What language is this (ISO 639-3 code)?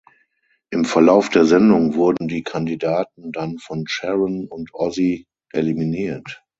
deu